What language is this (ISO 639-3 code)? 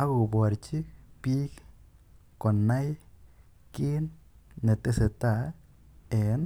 kln